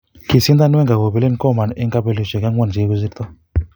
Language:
Kalenjin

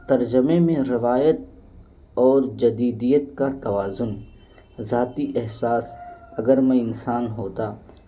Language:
Urdu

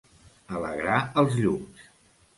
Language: Catalan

